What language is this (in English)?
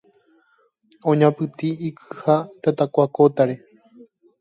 Guarani